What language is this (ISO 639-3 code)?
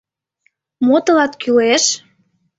chm